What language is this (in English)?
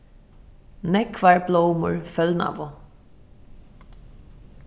Faroese